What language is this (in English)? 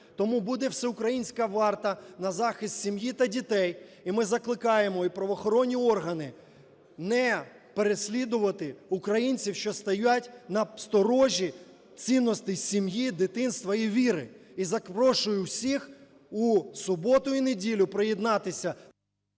Ukrainian